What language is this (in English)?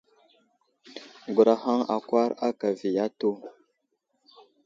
Wuzlam